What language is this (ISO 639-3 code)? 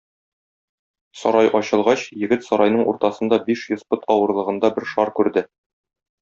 tat